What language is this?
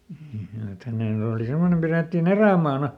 Finnish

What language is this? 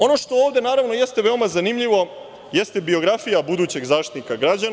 Serbian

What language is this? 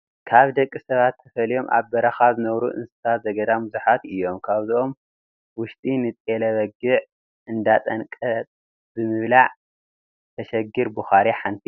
Tigrinya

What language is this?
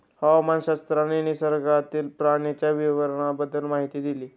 Marathi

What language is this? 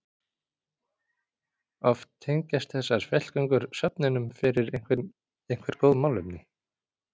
Icelandic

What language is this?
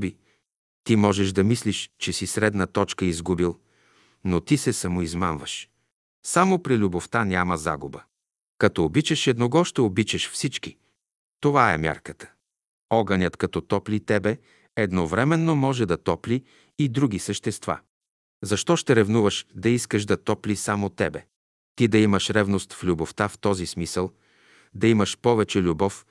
Bulgarian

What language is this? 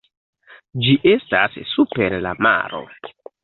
Esperanto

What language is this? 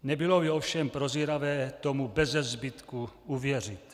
Czech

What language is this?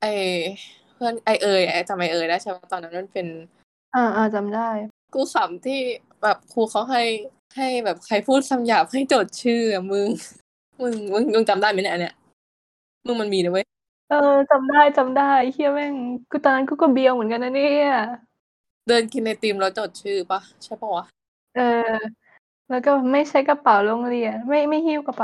Thai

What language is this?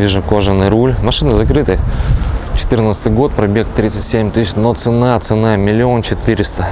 Russian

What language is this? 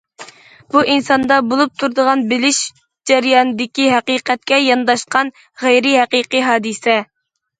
Uyghur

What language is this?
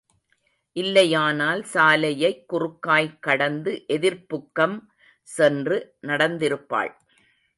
Tamil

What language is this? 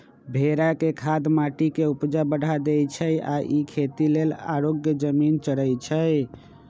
Magahi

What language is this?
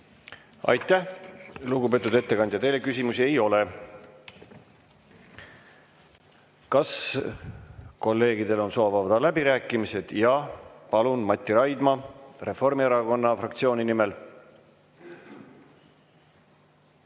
Estonian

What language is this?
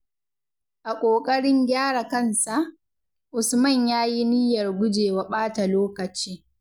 Hausa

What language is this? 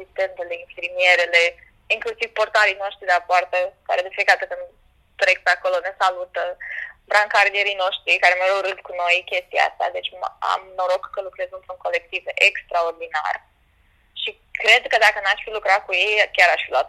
Romanian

